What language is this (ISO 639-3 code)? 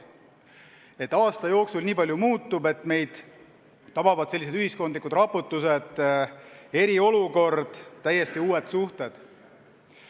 est